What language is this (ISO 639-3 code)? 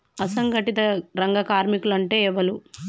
tel